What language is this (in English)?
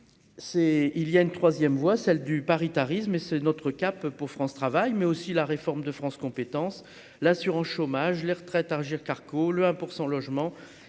French